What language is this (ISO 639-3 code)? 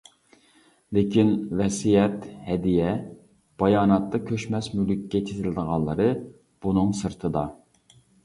uig